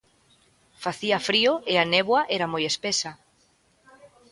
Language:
Galician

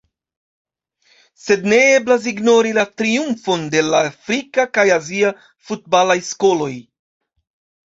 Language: Esperanto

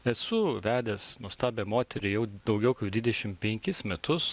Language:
Lithuanian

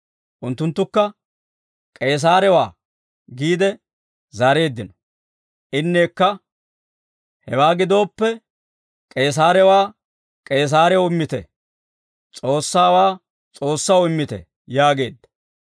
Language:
Dawro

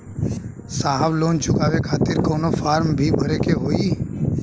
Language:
Bhojpuri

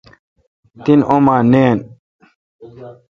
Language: Kalkoti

